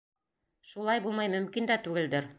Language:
Bashkir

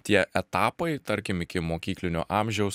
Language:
Lithuanian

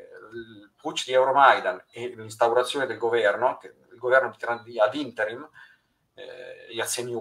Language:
Italian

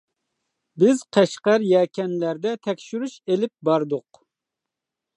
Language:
Uyghur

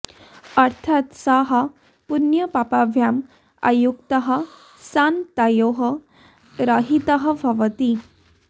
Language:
Sanskrit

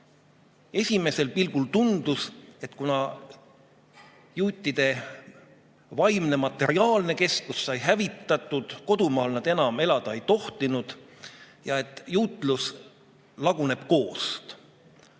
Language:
Estonian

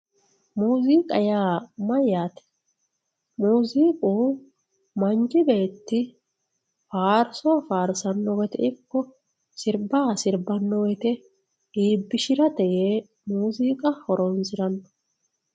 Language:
Sidamo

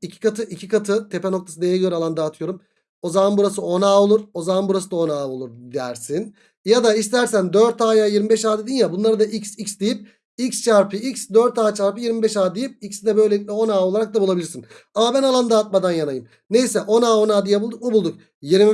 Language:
Turkish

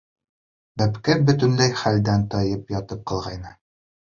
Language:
Bashkir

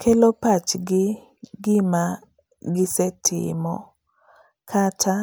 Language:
Luo (Kenya and Tanzania)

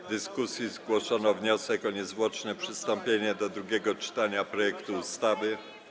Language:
Polish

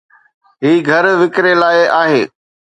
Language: Sindhi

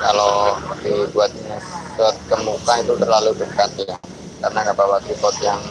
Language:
Indonesian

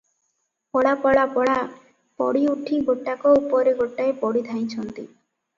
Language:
Odia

